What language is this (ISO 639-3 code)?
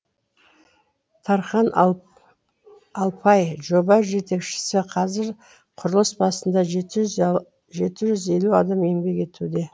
kaz